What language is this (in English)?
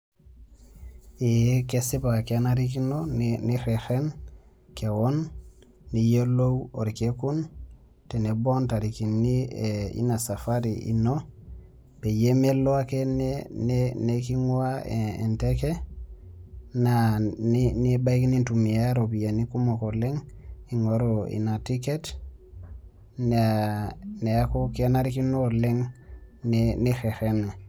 Masai